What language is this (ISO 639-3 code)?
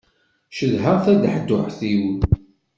kab